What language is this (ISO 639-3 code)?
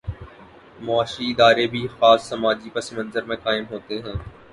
urd